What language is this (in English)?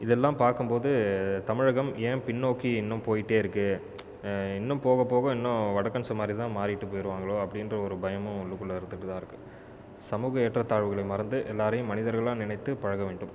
Tamil